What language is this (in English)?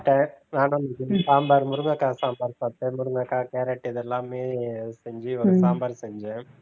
Tamil